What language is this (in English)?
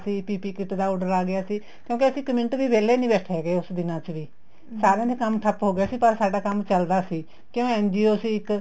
Punjabi